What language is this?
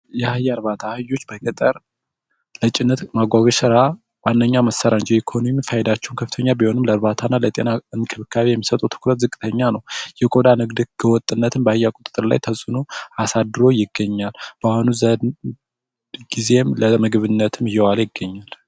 Amharic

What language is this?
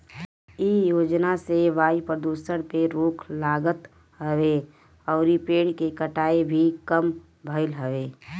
Bhojpuri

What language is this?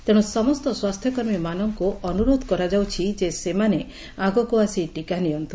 Odia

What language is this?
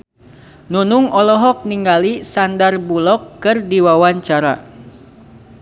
Sundanese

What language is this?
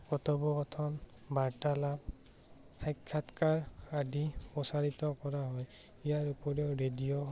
Assamese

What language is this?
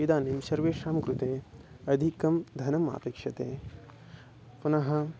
Sanskrit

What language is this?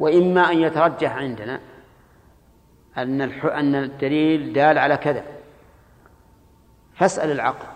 Arabic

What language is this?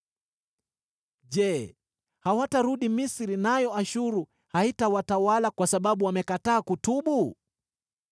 Swahili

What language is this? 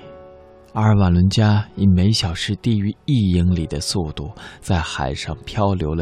Chinese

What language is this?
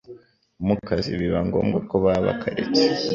Kinyarwanda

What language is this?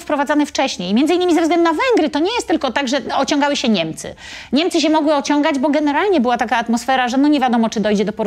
Polish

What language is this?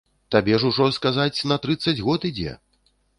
Belarusian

